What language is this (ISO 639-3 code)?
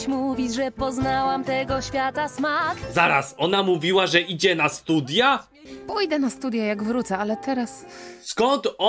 pol